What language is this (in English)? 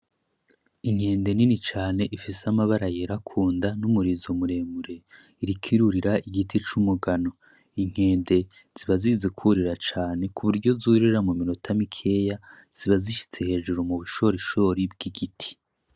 Rundi